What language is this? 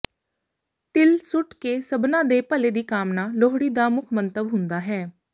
Punjabi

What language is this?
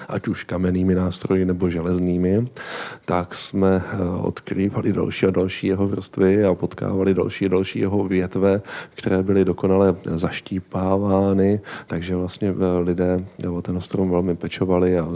Czech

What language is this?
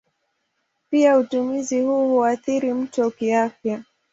Swahili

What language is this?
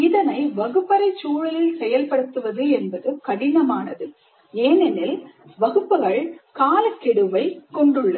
Tamil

